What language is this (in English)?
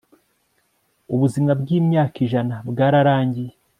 Kinyarwanda